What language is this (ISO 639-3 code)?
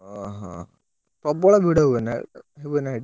ori